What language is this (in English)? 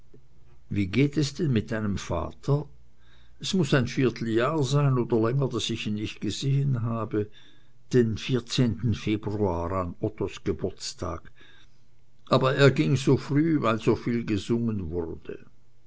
German